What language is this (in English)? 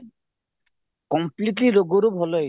Odia